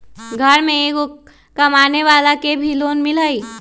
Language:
Magahi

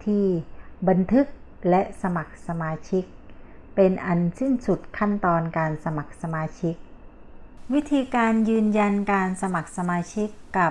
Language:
Thai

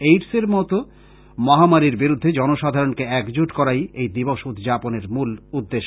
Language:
Bangla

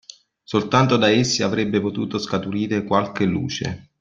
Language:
Italian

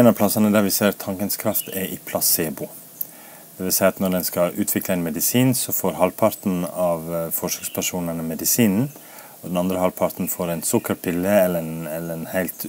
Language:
Norwegian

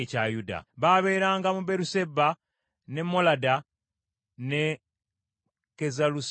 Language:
Ganda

